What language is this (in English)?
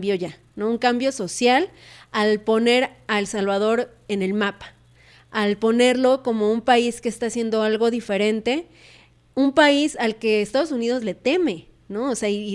Spanish